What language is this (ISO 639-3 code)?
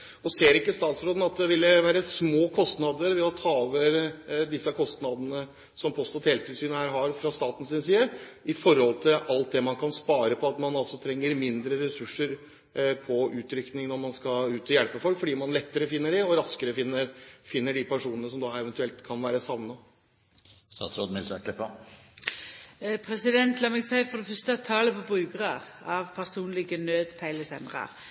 nor